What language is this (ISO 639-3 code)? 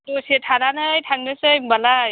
brx